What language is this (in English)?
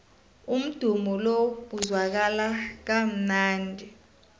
South Ndebele